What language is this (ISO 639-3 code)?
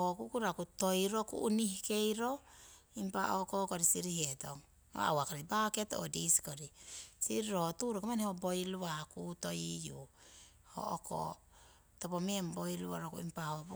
siw